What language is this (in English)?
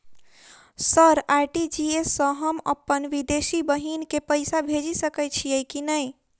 Maithili